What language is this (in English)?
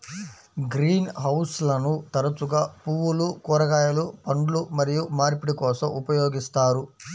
Telugu